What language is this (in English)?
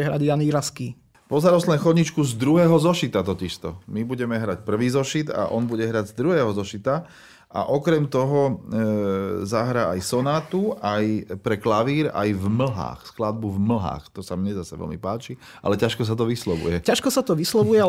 Slovak